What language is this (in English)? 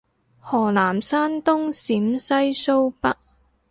Cantonese